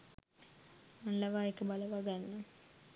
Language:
Sinhala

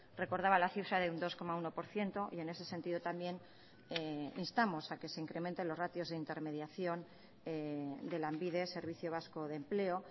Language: Spanish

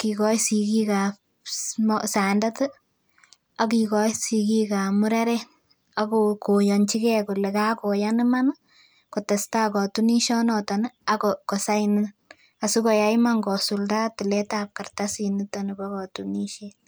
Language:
Kalenjin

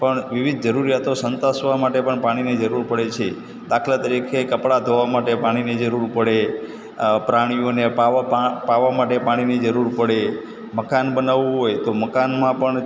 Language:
Gujarati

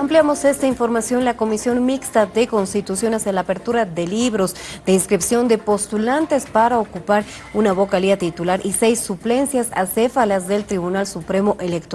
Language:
Spanish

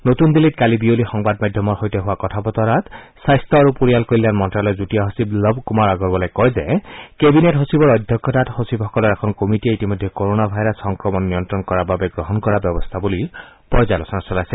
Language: Assamese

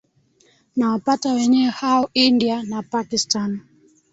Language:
Swahili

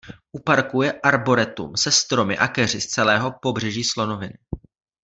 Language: Czech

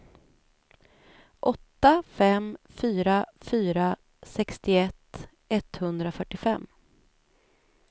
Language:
Swedish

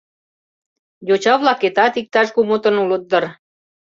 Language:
Mari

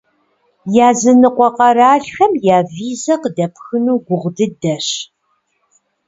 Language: Kabardian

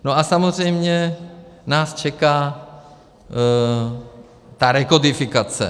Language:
Czech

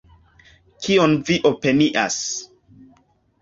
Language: Esperanto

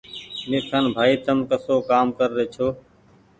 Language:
Goaria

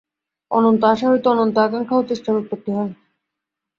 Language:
Bangla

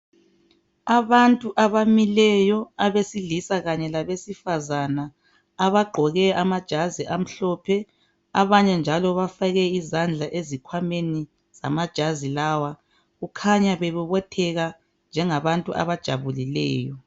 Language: North Ndebele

